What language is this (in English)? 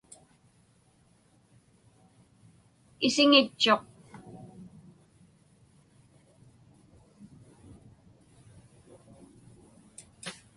Inupiaq